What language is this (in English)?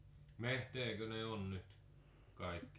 Finnish